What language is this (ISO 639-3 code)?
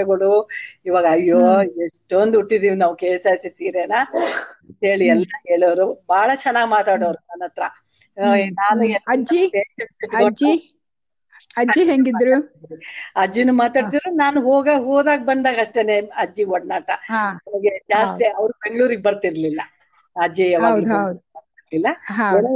kan